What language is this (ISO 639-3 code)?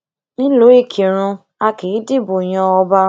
yor